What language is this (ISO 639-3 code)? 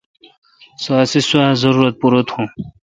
xka